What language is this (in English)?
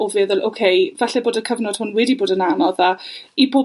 Welsh